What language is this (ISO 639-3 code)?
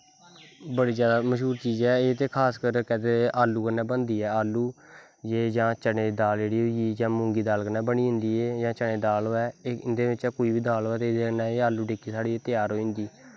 doi